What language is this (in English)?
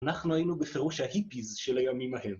Hebrew